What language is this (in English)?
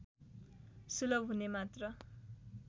Nepali